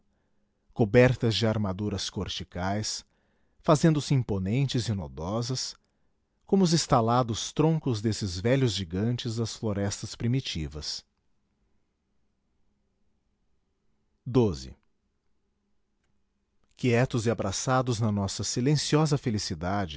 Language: Portuguese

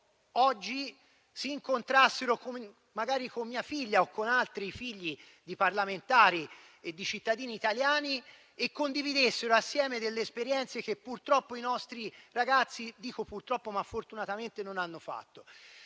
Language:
Italian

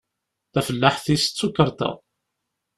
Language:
Kabyle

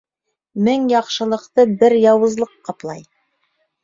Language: Bashkir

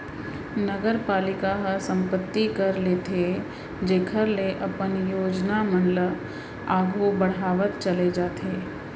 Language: Chhattisgarhi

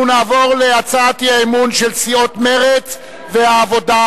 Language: Hebrew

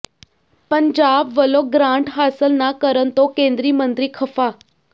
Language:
Punjabi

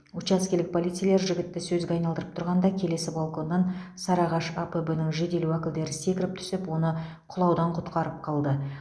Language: Kazakh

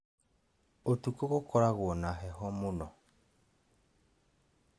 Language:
Kikuyu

